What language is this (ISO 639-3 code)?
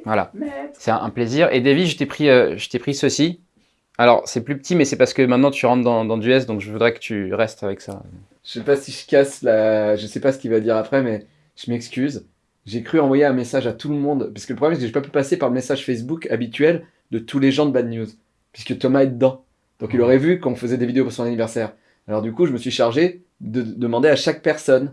fra